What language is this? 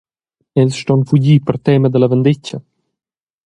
Romansh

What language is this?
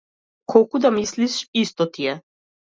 Macedonian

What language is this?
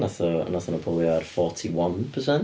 Welsh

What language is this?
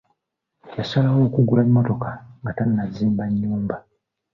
Ganda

